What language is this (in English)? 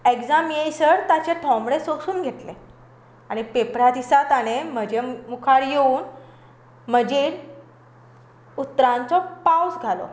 Konkani